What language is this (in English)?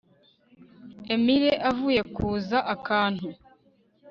Kinyarwanda